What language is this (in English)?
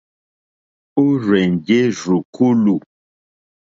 Mokpwe